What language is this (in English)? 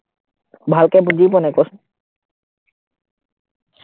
Assamese